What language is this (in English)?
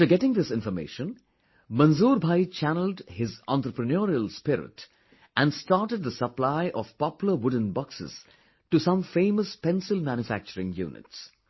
English